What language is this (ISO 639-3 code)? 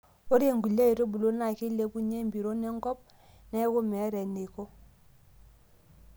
mas